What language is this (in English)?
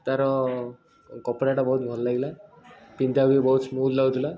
Odia